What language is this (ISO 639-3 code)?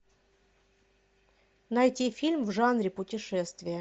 rus